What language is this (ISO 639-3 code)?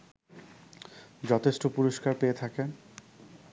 ben